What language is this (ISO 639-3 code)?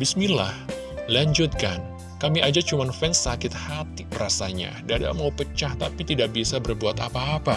ind